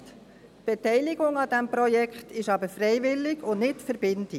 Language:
Swiss German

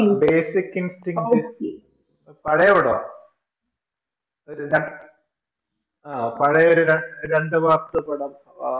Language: Malayalam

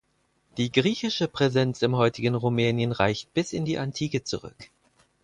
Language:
German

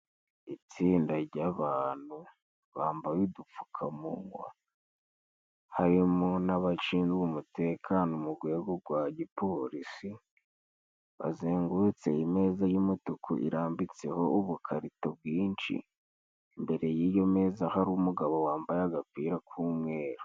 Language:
Kinyarwanda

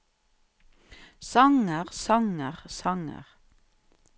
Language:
Norwegian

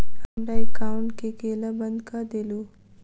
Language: Maithili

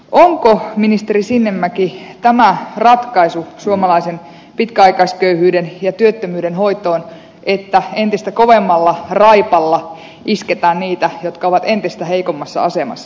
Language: Finnish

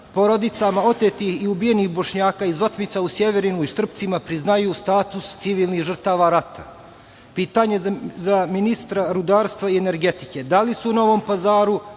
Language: Serbian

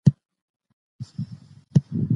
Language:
Pashto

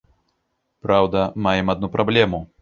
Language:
Belarusian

